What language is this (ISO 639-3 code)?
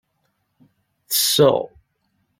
kab